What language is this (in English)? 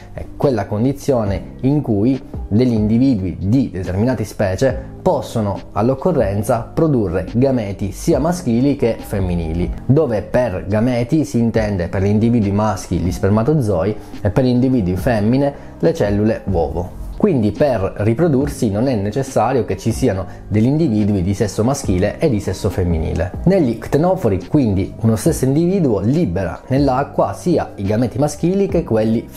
Italian